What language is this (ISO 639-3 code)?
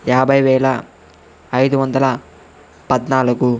tel